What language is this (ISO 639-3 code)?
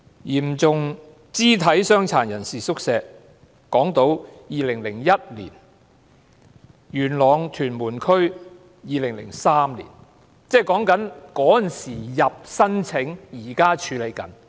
yue